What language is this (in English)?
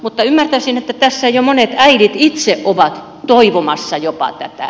Finnish